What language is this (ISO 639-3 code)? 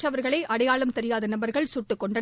tam